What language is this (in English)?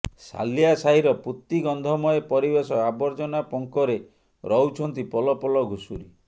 Odia